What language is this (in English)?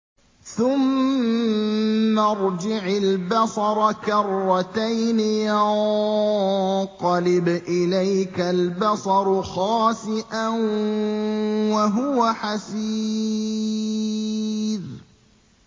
Arabic